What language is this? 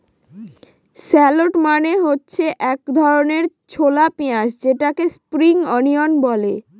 Bangla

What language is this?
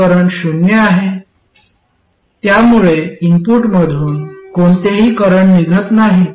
Marathi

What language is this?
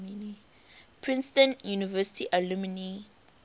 English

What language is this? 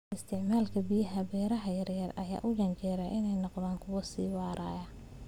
Somali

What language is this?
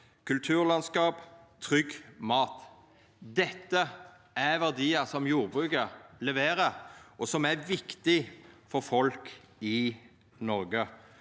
Norwegian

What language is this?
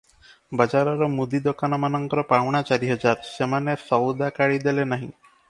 Odia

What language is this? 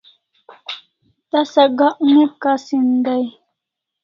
Kalasha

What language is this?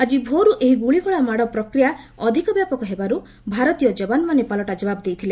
Odia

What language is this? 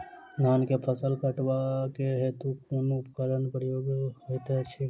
Maithili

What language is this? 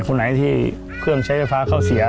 Thai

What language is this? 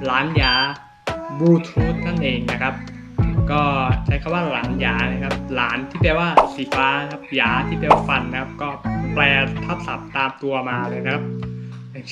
Thai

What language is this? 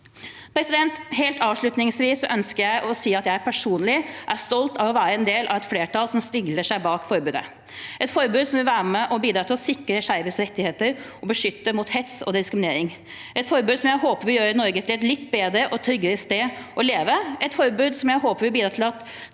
Norwegian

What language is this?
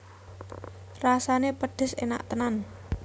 Javanese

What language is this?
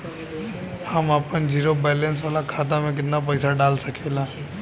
Bhojpuri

